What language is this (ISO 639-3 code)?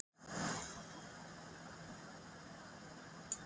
isl